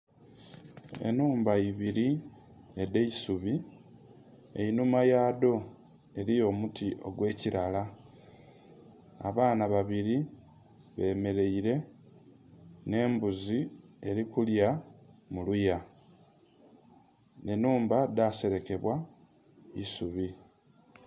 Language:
Soga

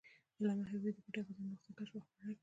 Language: Pashto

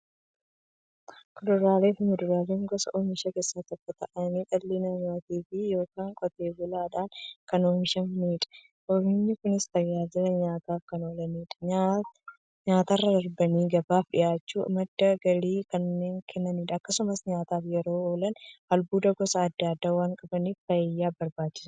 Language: Oromo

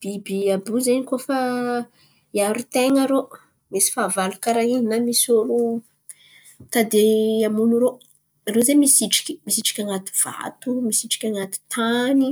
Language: Antankarana Malagasy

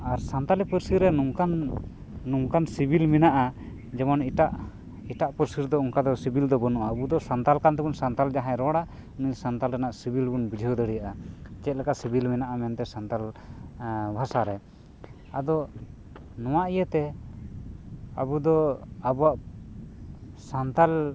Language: Santali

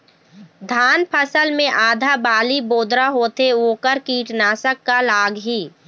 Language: Chhattisgarhi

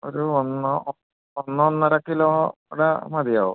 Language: Malayalam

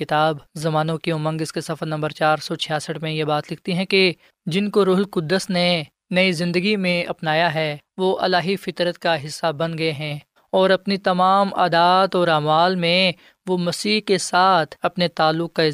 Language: Urdu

